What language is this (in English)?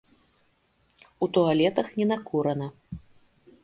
Belarusian